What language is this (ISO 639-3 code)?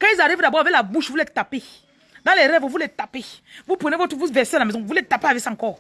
fra